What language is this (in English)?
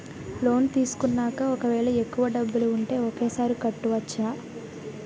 Telugu